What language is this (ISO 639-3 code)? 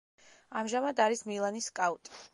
kat